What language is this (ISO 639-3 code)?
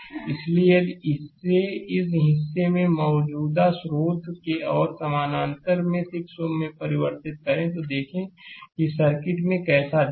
hin